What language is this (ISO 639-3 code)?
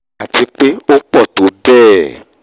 yor